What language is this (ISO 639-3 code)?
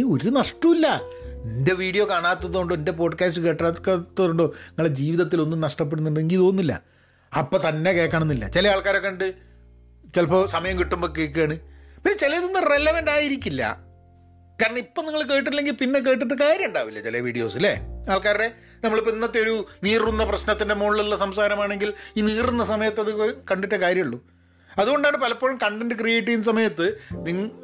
mal